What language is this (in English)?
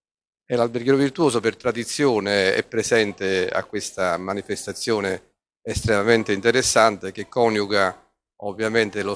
Italian